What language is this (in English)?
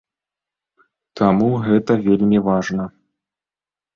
Belarusian